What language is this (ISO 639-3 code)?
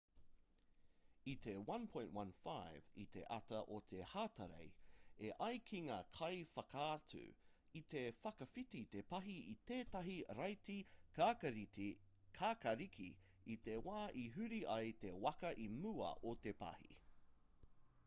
mri